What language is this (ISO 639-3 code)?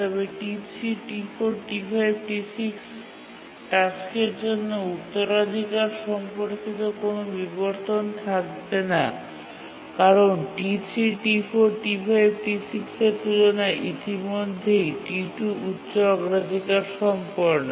ben